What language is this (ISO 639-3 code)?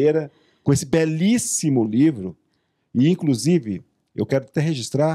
por